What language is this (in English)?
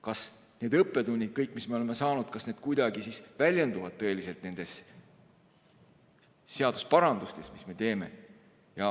Estonian